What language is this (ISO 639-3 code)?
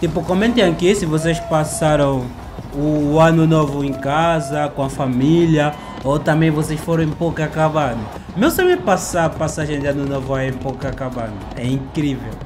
por